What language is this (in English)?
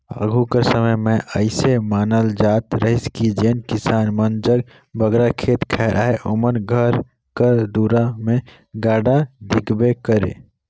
Chhattisgarhi